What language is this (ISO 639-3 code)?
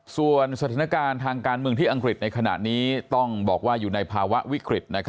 tha